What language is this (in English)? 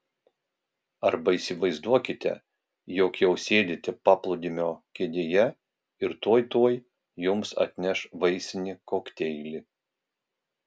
Lithuanian